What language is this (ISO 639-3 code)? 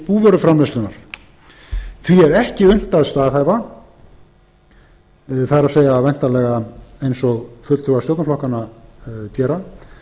isl